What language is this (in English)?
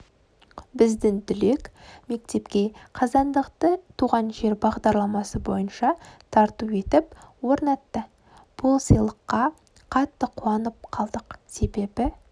Kazakh